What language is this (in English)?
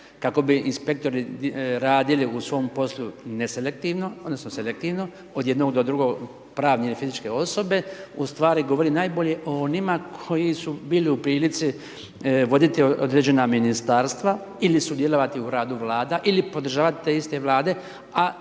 Croatian